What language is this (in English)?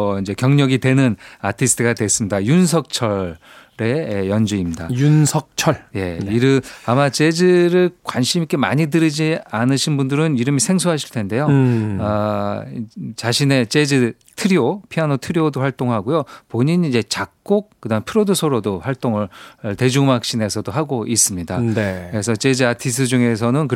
Korean